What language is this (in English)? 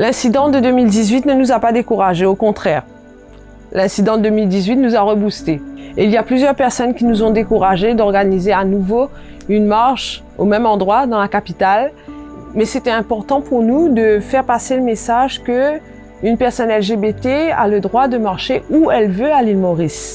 French